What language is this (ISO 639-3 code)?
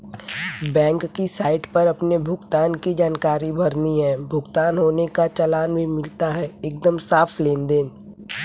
hin